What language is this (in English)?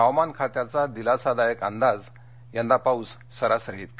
Marathi